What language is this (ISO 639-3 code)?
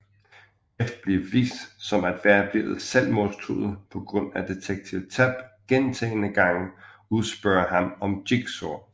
dan